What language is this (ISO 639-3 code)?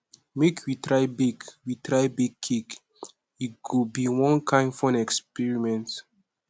pcm